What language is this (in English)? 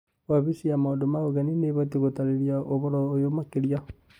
Kikuyu